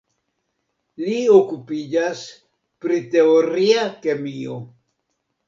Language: Esperanto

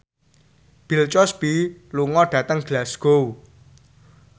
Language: Javanese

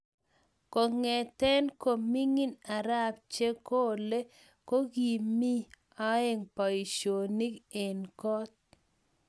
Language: Kalenjin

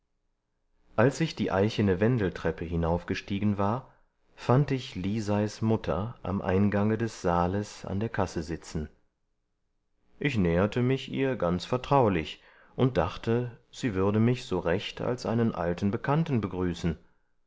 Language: German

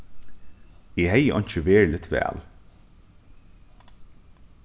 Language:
Faroese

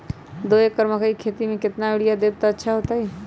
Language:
Magahi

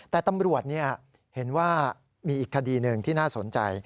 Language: Thai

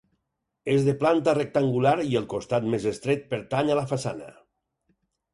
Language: Catalan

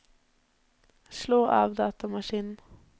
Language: Norwegian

